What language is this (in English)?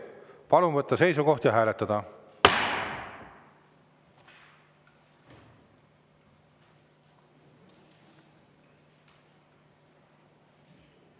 Estonian